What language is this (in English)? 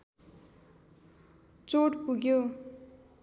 Nepali